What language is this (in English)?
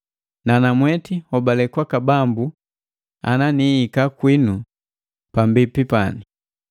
Matengo